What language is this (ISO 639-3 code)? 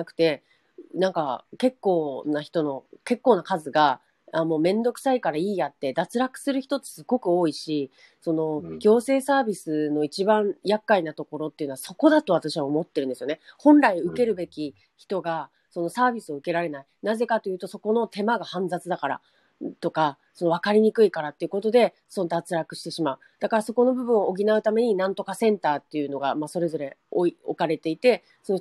jpn